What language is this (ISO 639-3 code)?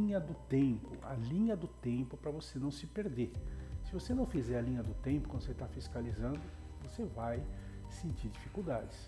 por